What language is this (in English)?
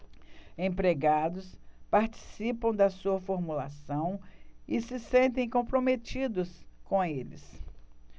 Portuguese